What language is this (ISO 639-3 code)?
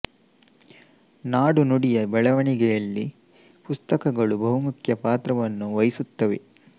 kan